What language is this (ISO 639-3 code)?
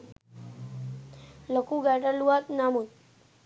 sin